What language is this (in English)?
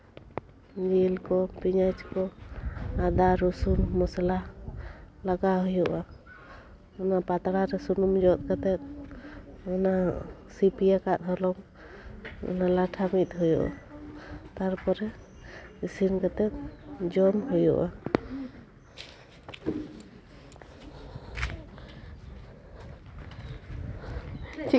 Santali